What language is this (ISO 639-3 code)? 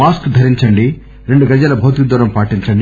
tel